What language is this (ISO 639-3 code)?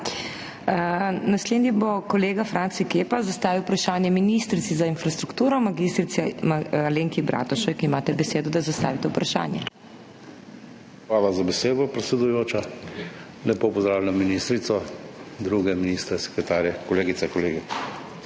slv